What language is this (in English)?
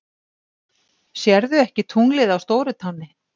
Icelandic